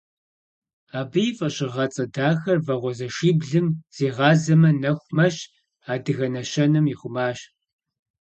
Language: Kabardian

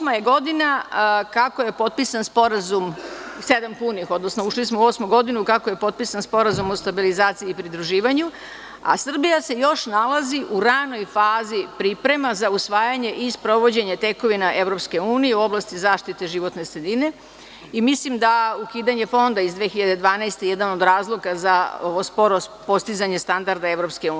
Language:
Serbian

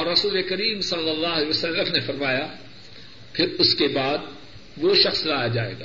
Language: Urdu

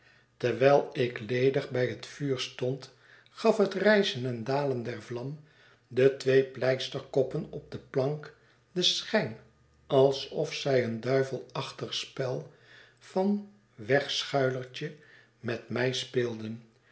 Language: Dutch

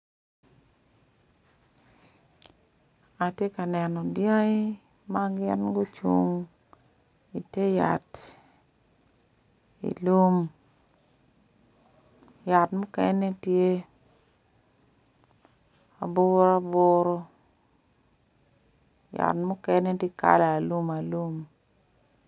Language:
Acoli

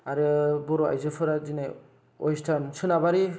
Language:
Bodo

